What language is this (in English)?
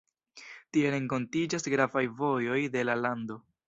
Esperanto